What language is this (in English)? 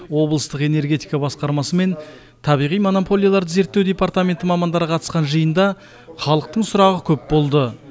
Kazakh